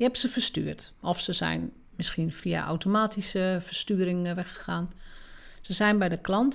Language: Dutch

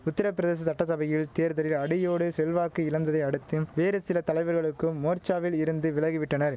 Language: Tamil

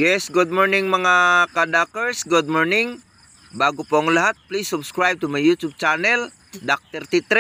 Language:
Filipino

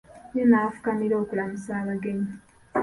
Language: Ganda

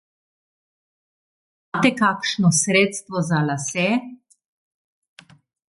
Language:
Slovenian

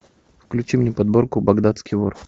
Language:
Russian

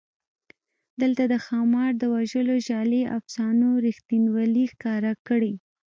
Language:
Pashto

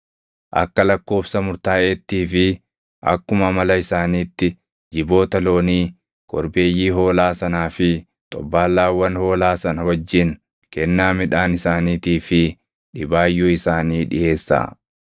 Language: Oromo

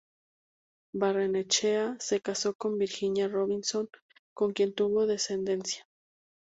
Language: Spanish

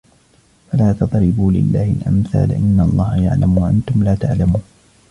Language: Arabic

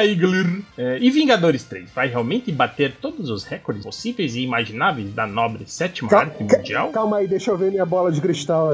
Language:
Portuguese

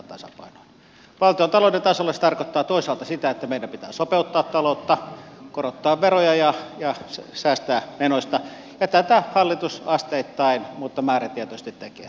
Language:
Finnish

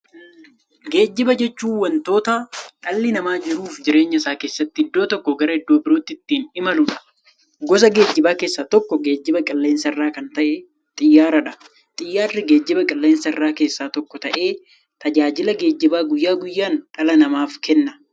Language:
Oromo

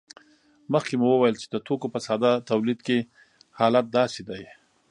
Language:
Pashto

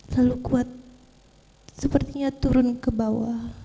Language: Indonesian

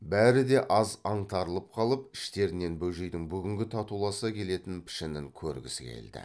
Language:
Kazakh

